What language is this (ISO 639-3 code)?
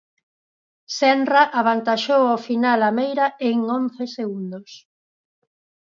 glg